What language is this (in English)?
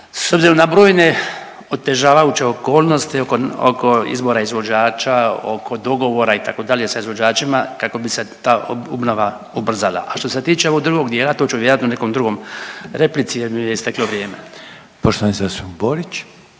Croatian